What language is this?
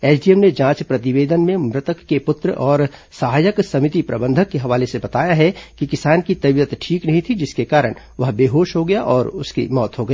Hindi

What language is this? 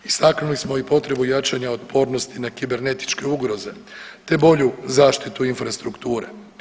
Croatian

